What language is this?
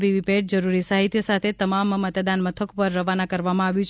Gujarati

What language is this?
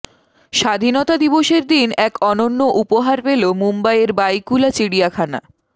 Bangla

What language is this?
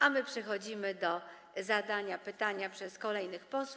Polish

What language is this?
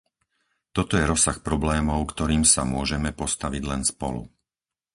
Slovak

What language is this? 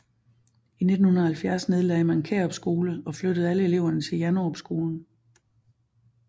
Danish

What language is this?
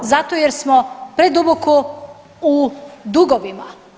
Croatian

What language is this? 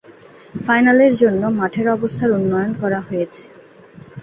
Bangla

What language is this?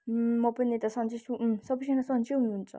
Nepali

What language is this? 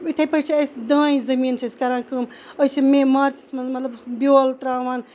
Kashmiri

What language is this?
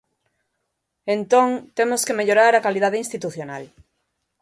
Galician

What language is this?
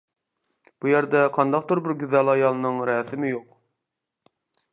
Uyghur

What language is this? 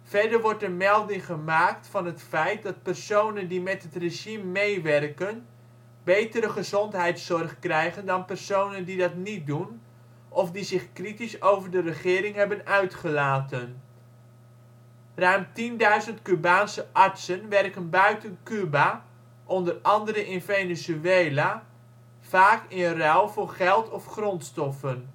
Dutch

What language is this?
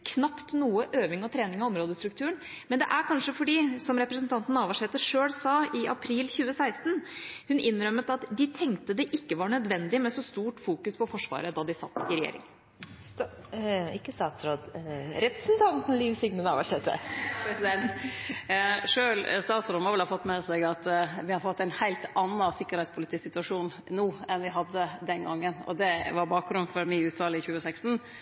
Norwegian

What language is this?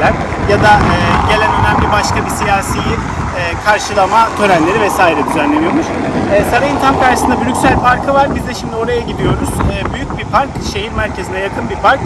Turkish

